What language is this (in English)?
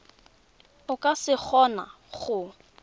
Tswana